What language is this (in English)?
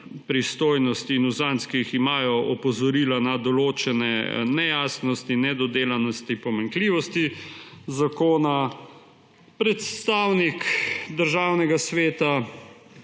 Slovenian